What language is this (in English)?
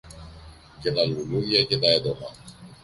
Greek